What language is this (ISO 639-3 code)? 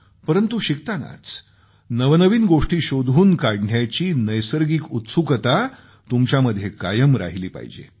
mar